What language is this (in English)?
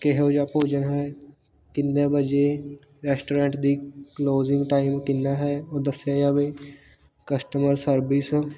Punjabi